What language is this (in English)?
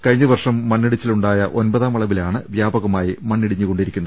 Malayalam